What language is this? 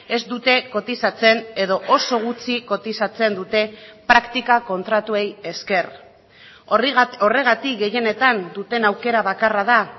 Basque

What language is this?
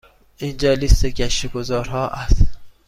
Persian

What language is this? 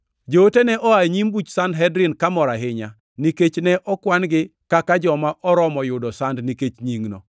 Luo (Kenya and Tanzania)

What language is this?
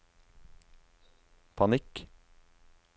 Norwegian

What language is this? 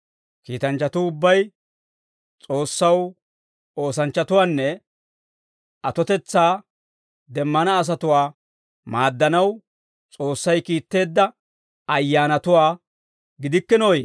Dawro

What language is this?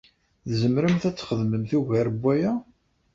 Kabyle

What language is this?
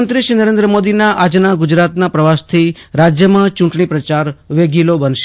Gujarati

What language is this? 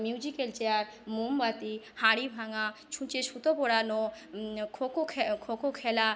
Bangla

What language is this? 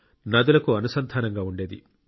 Telugu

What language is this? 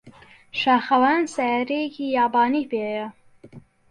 Central Kurdish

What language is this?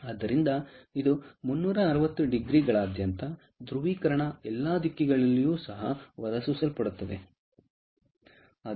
Kannada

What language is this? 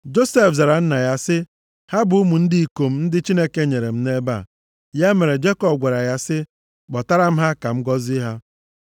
Igbo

